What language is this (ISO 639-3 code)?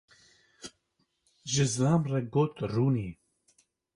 kur